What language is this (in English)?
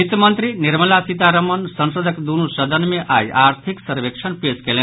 Maithili